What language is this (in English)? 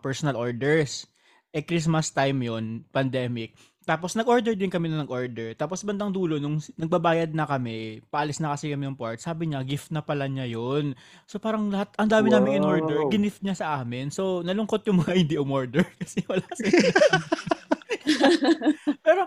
Filipino